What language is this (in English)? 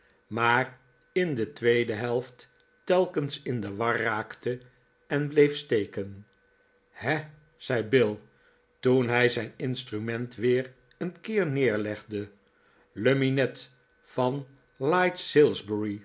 Dutch